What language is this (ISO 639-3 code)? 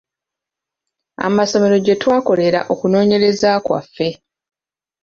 lug